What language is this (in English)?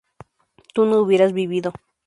Spanish